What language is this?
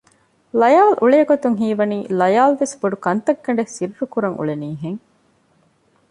Divehi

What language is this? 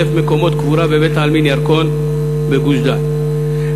Hebrew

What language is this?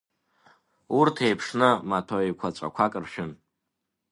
Abkhazian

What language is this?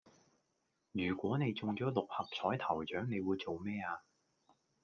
Cantonese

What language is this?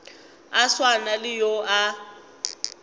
Northern Sotho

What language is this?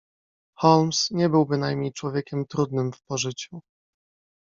Polish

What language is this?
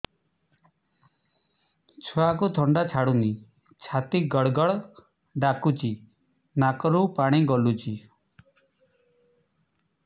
Odia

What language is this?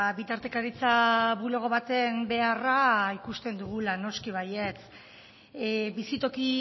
Basque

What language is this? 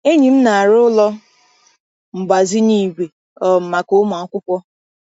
Igbo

